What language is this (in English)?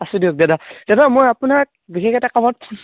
Assamese